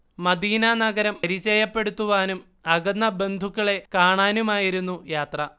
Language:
Malayalam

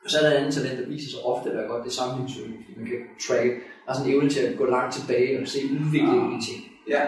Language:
Danish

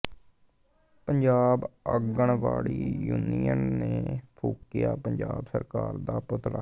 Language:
Punjabi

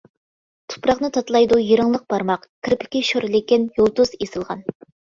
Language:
Uyghur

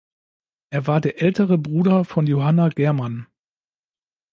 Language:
German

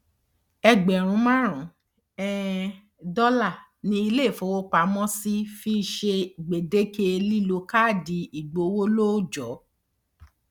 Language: Yoruba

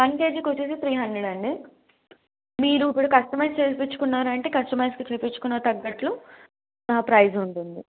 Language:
Telugu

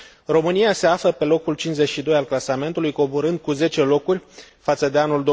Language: Romanian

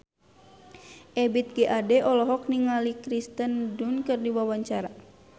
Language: Sundanese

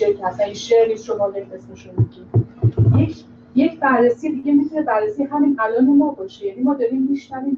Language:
Persian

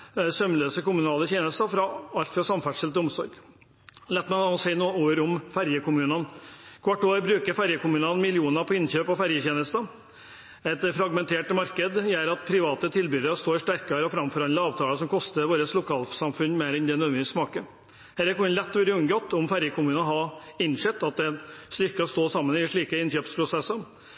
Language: Norwegian Bokmål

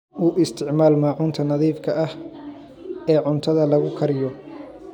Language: Somali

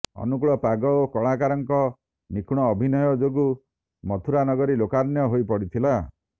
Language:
Odia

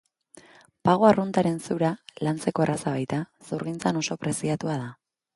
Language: Basque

